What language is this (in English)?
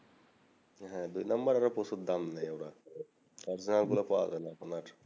Bangla